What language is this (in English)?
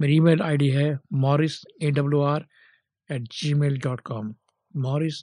Hindi